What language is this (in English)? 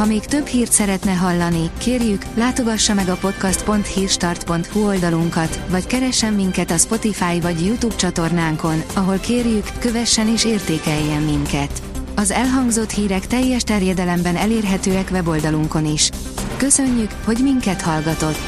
Hungarian